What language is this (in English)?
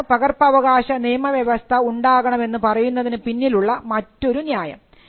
Malayalam